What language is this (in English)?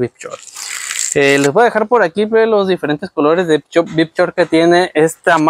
Spanish